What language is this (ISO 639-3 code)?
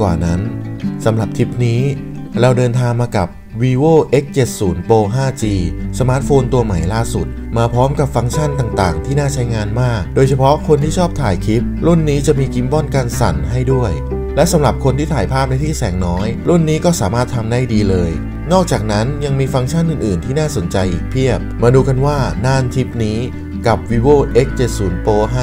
tha